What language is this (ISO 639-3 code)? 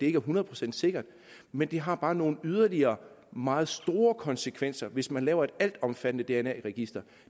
dan